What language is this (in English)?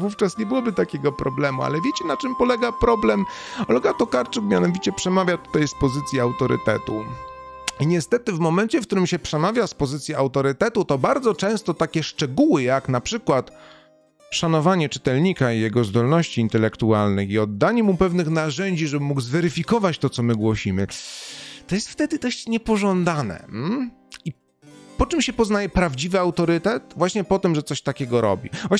Polish